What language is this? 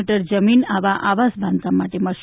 Gujarati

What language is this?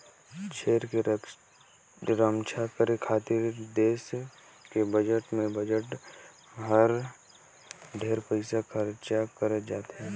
Chhattisgarhi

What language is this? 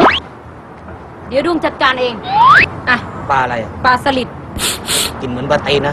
Thai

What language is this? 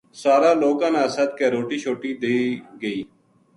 Gujari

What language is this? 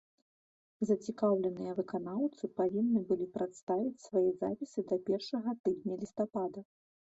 Belarusian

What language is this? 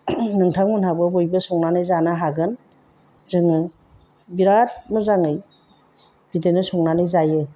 Bodo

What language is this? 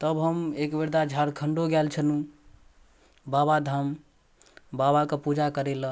Maithili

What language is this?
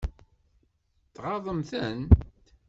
Kabyle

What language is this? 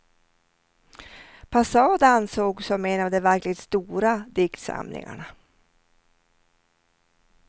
Swedish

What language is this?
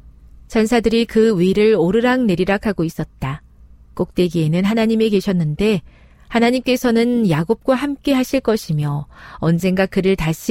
Korean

